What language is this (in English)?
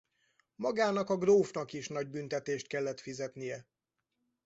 Hungarian